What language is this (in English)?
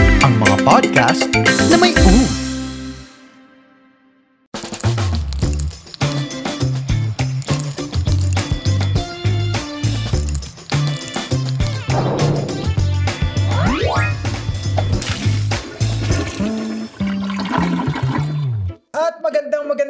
Filipino